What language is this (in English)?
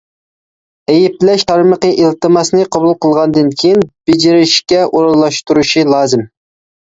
Uyghur